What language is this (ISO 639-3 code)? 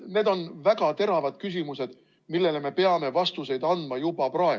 est